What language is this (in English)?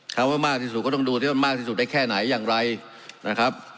Thai